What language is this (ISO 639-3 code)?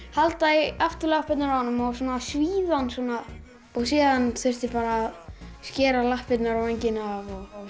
isl